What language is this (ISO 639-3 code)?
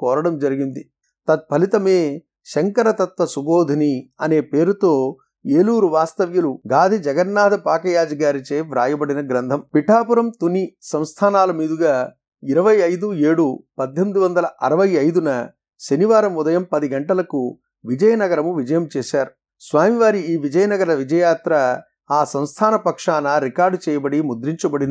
tel